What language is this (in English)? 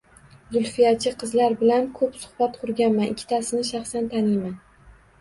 Uzbek